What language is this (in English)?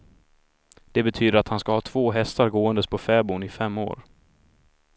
Swedish